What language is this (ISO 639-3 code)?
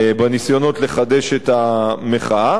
heb